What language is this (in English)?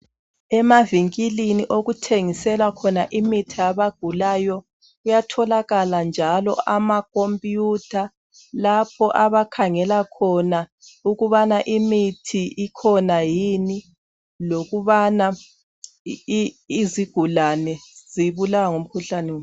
North Ndebele